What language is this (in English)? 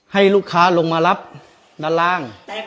Thai